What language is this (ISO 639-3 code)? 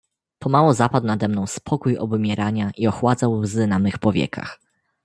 pol